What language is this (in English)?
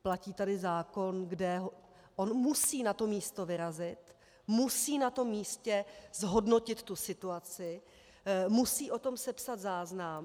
Czech